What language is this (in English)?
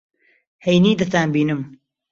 Central Kurdish